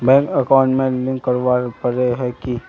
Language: Magahi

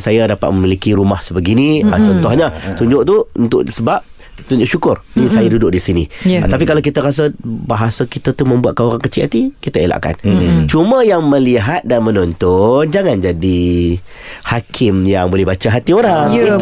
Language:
Malay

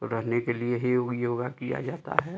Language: Hindi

